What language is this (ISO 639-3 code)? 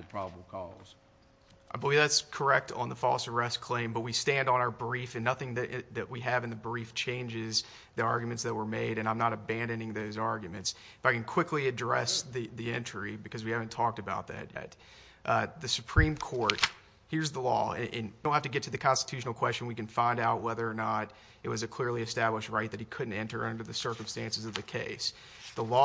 eng